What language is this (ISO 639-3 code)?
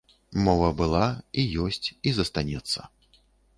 bel